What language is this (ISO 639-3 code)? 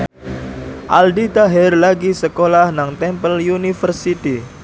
jav